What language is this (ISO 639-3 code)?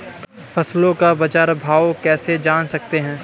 hin